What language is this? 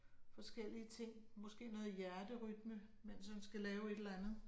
Danish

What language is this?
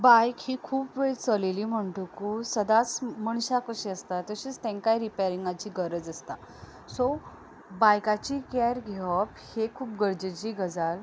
Konkani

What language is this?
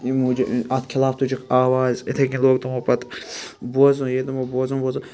Kashmiri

